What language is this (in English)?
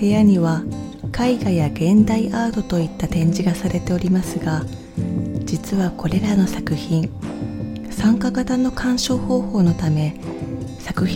Japanese